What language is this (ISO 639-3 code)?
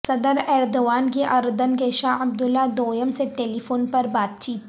urd